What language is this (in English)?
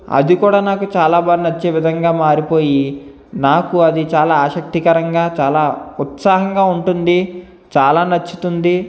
Telugu